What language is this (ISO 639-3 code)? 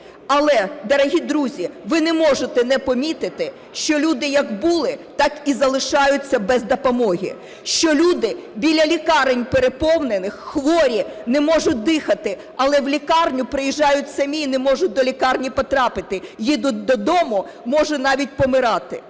ukr